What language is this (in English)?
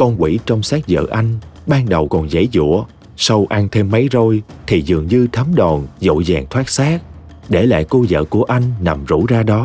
Vietnamese